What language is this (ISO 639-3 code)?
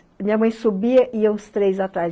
por